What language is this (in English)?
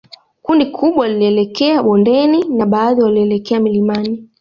Swahili